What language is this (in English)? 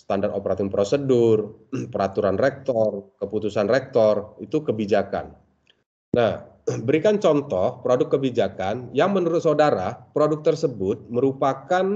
Indonesian